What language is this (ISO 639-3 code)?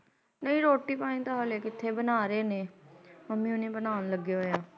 pan